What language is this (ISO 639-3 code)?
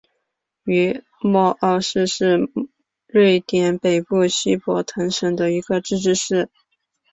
zho